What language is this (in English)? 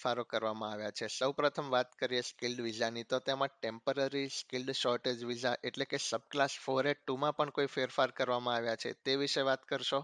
Gujarati